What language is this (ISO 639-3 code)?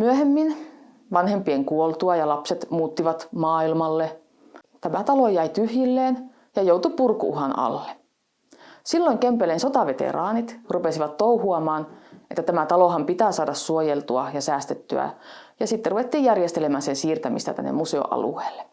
fin